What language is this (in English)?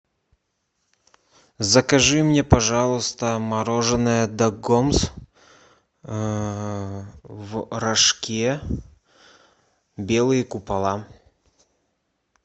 Russian